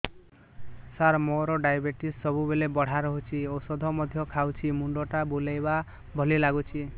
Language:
Odia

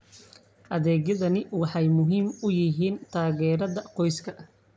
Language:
Somali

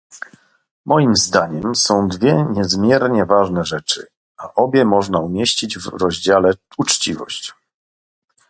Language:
Polish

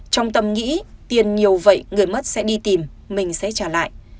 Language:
Vietnamese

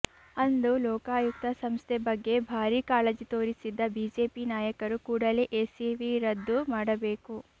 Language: Kannada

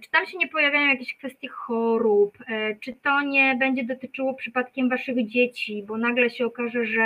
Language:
Polish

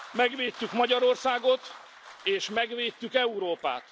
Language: Hungarian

